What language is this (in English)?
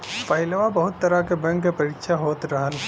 Bhojpuri